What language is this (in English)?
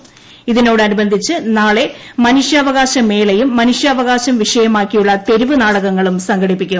Malayalam